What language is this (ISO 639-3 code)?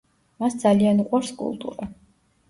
kat